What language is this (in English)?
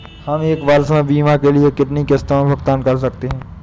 Hindi